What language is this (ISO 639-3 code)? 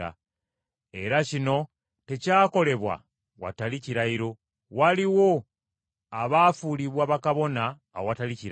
lug